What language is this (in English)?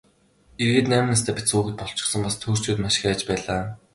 Mongolian